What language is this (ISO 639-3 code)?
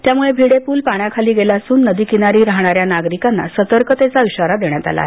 mar